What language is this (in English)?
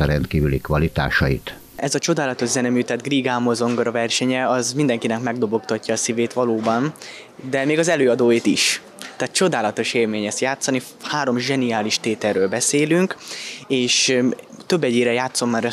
Hungarian